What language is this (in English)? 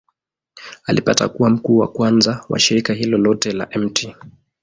Swahili